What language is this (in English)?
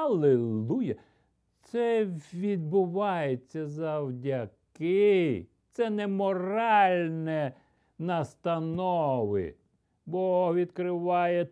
Ukrainian